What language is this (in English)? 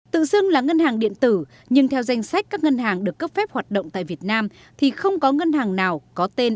Vietnamese